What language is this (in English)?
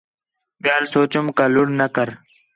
Khetrani